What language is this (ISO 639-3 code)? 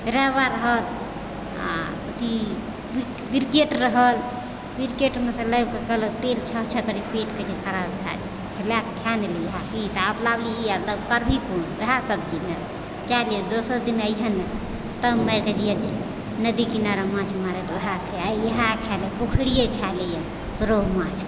mai